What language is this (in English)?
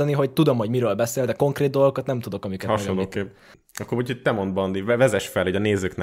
Hungarian